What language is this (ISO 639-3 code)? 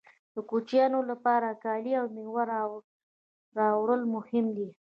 pus